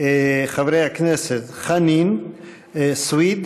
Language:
Hebrew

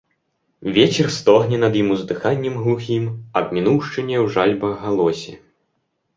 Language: Belarusian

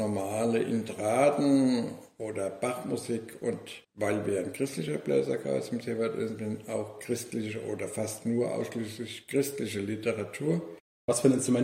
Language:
German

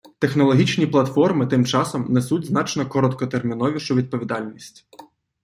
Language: Ukrainian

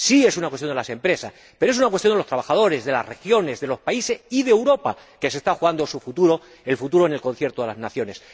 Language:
Spanish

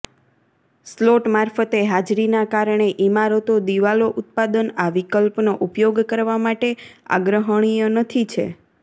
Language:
Gujarati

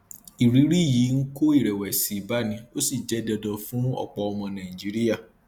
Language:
Yoruba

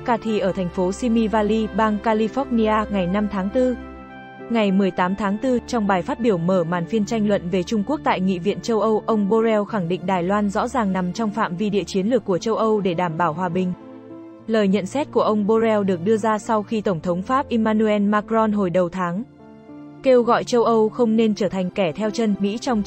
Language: Vietnamese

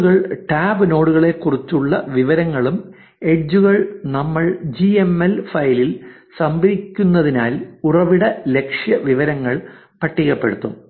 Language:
Malayalam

